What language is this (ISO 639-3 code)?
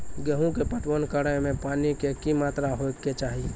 mai